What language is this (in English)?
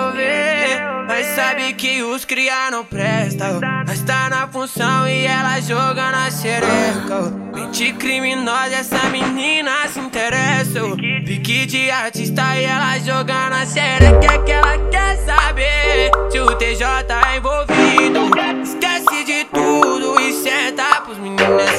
Portuguese